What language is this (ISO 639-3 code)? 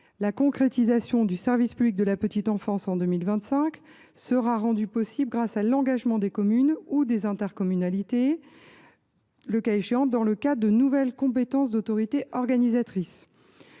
fra